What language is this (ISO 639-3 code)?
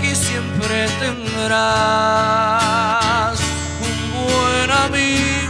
ron